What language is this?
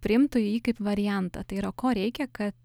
Lithuanian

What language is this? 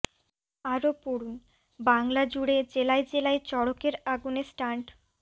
Bangla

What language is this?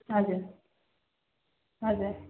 Nepali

